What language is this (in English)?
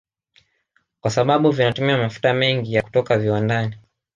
Swahili